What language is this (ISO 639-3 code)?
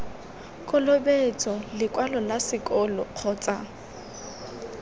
tsn